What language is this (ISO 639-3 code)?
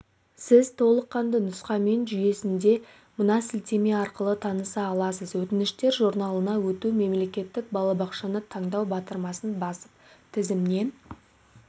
kaz